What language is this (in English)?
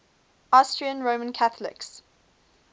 English